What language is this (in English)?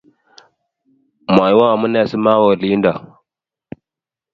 Kalenjin